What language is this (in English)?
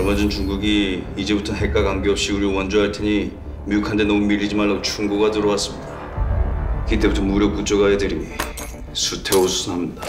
Korean